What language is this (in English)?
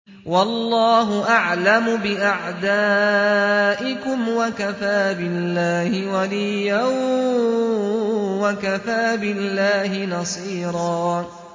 Arabic